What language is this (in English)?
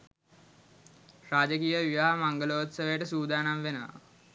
Sinhala